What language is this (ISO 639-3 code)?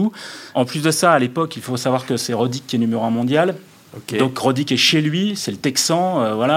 fra